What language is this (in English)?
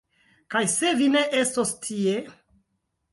Esperanto